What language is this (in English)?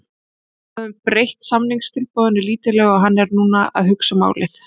Icelandic